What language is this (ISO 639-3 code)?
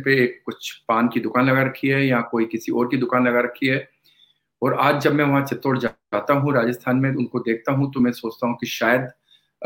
hin